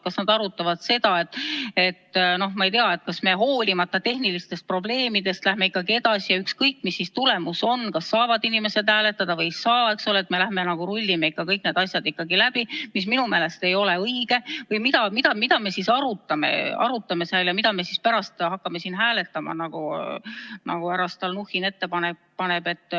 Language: Estonian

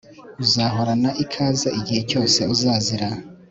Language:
Kinyarwanda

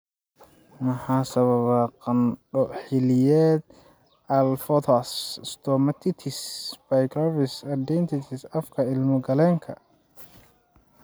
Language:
Somali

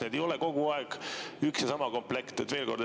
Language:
Estonian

